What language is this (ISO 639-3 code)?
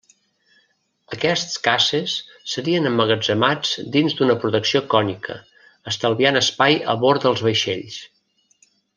cat